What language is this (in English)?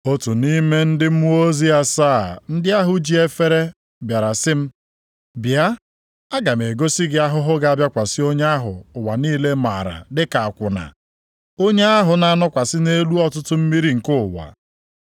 Igbo